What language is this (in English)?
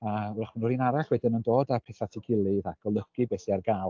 Welsh